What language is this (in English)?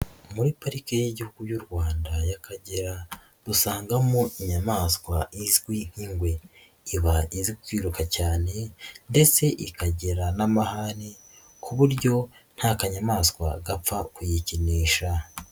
Kinyarwanda